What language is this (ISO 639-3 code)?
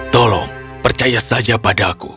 ind